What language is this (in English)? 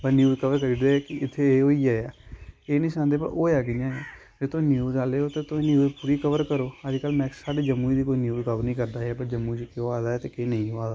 Dogri